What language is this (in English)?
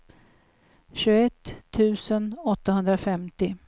Swedish